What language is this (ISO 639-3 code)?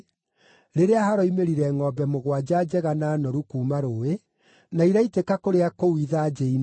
kik